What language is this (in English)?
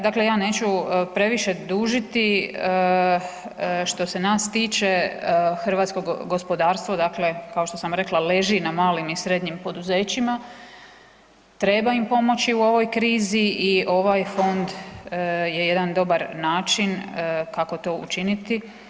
Croatian